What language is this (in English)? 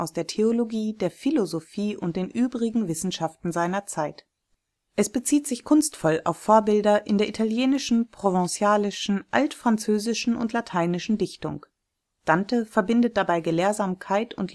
German